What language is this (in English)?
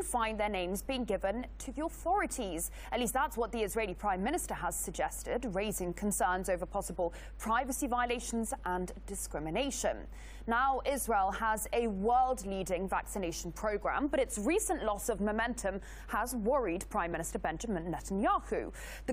Greek